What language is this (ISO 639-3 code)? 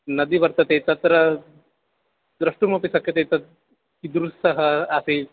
san